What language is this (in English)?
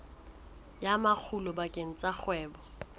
Southern Sotho